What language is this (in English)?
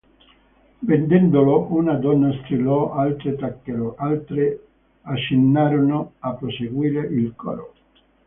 Italian